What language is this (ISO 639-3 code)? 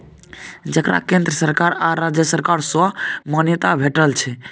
mai